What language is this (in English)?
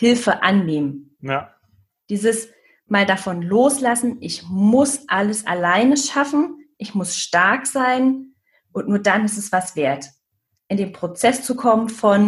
German